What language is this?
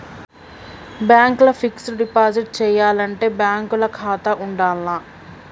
Telugu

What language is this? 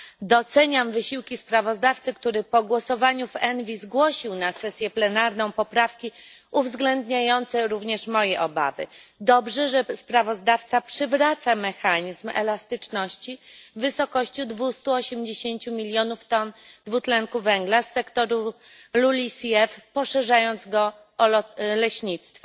Polish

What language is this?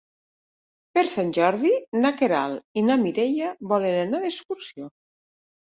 Catalan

